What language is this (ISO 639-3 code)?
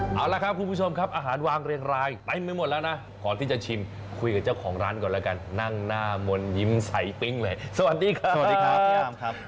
tha